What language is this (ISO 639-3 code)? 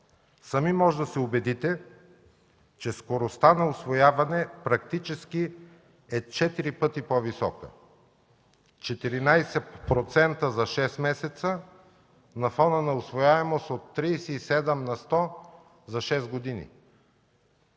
bul